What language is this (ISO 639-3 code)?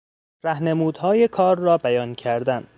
fas